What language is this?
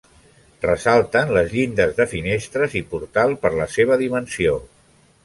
Catalan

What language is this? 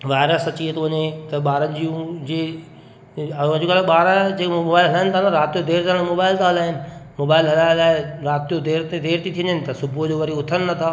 Sindhi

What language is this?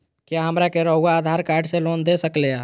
Magahi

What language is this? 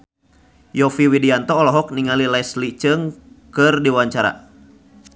Sundanese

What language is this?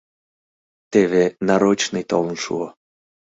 Mari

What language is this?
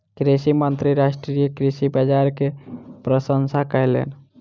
Maithili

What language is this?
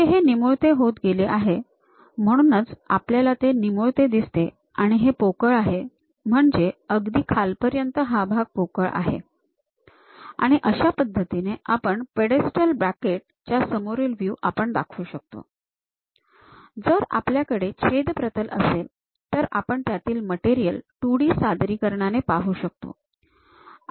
Marathi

